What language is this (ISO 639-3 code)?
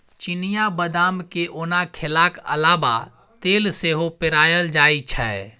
mai